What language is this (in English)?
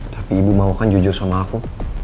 Indonesian